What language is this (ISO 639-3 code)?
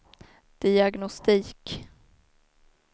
swe